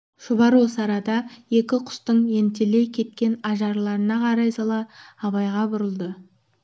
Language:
Kazakh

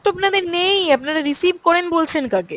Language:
Bangla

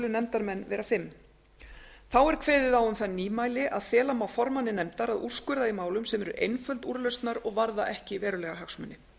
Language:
Icelandic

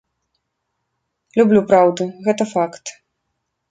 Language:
Belarusian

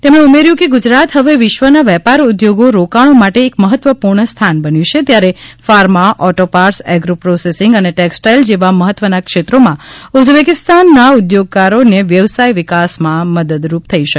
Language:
Gujarati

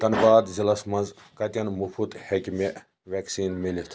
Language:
Kashmiri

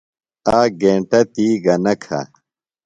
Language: Phalura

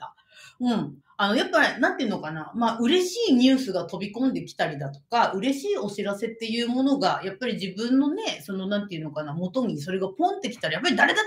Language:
Japanese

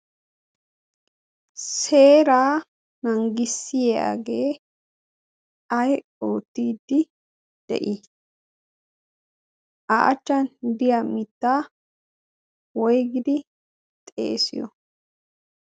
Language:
Wolaytta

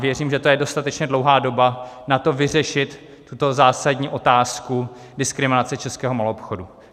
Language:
Czech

